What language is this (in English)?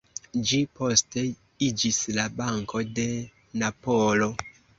Esperanto